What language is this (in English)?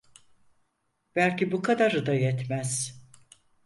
Turkish